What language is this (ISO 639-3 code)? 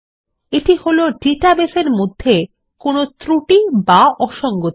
ben